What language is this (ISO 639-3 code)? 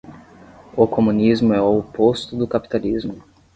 por